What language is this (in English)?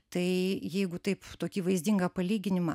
Lithuanian